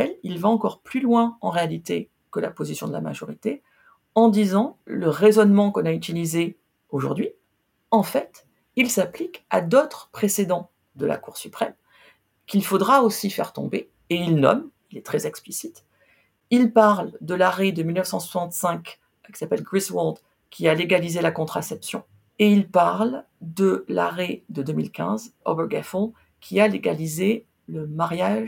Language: French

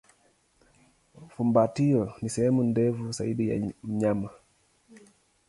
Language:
Swahili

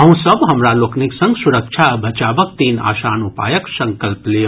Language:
Maithili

